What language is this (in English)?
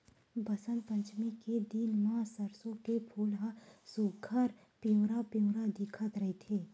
Chhattisgarhi